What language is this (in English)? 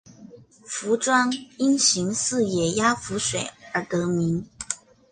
Chinese